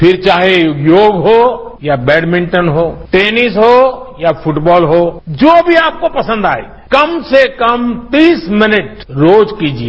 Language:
Hindi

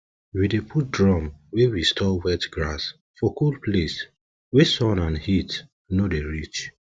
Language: Nigerian Pidgin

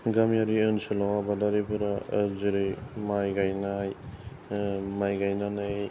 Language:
Bodo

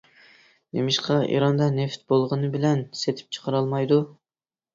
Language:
Uyghur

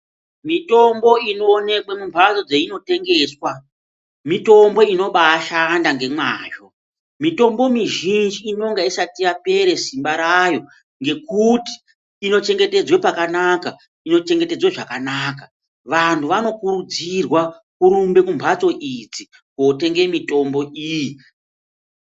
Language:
Ndau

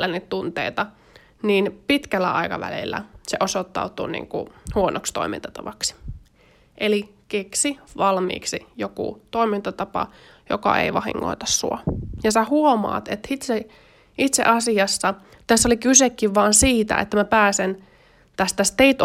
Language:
Finnish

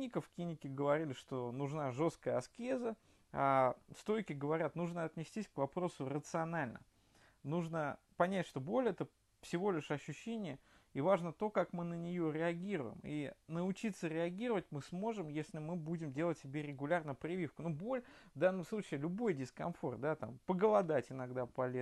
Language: Russian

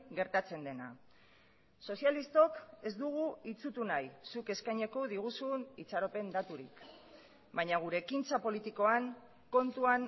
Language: Basque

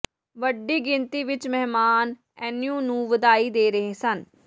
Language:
Punjabi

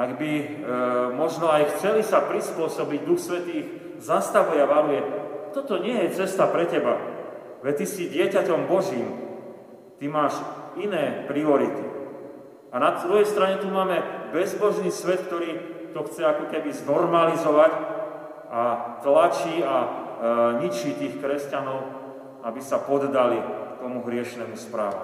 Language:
Slovak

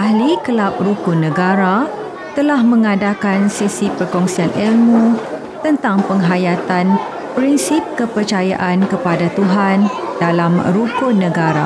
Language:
Malay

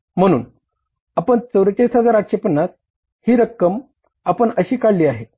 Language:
Marathi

